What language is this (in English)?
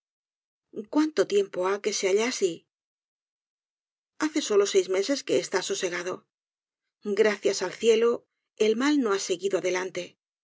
Spanish